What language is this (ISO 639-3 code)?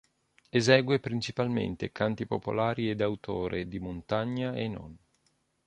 ita